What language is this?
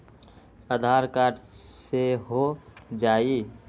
Magahi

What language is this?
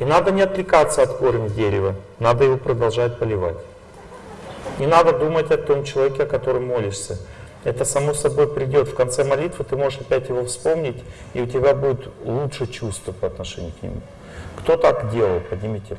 Russian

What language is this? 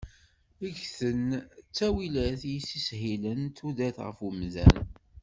Kabyle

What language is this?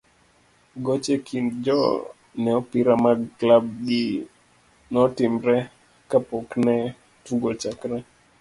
Luo (Kenya and Tanzania)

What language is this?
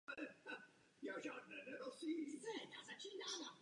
Czech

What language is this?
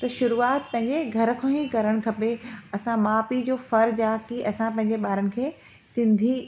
Sindhi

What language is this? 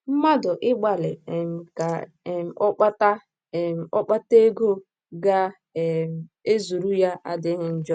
Igbo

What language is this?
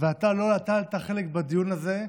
Hebrew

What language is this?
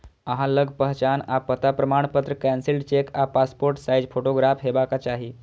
Maithili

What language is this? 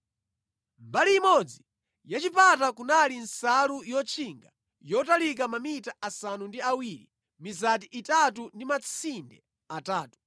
Nyanja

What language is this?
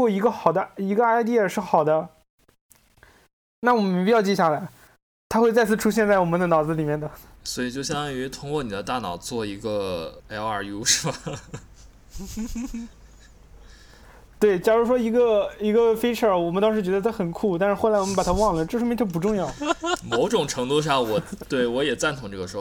Chinese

